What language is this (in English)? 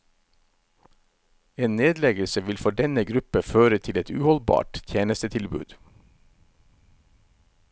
Norwegian